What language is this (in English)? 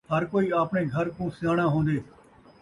Saraiki